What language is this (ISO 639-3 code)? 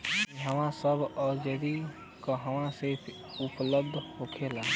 bho